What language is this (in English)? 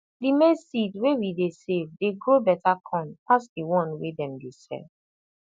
Nigerian Pidgin